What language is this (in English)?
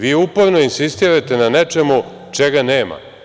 Serbian